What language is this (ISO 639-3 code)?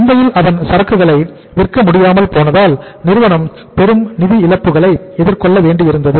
tam